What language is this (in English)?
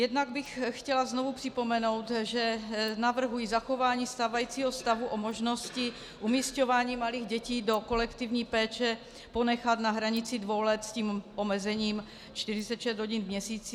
Czech